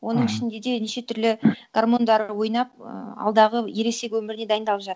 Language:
Kazakh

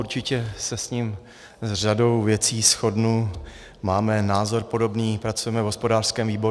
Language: Czech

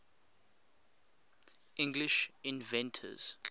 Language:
English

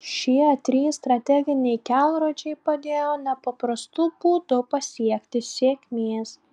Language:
Lithuanian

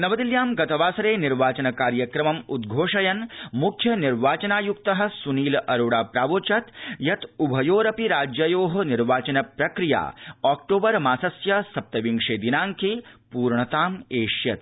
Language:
Sanskrit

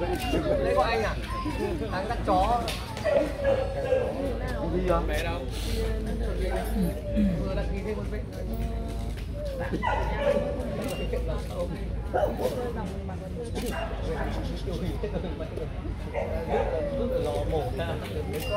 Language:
Vietnamese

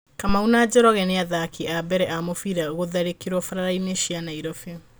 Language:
Kikuyu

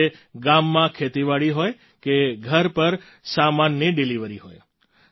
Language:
Gujarati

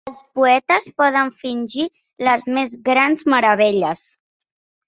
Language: Catalan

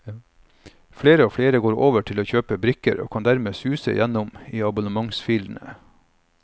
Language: Norwegian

